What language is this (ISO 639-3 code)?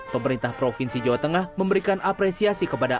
ind